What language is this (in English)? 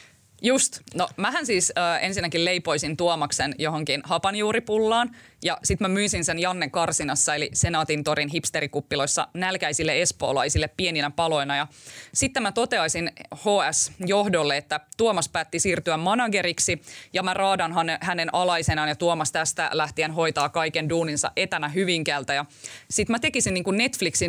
Finnish